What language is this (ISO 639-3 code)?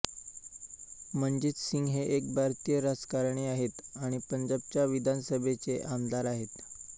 mar